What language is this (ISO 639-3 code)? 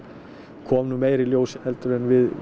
isl